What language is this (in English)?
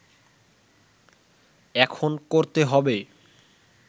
Bangla